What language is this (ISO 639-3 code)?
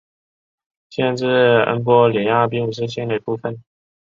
zho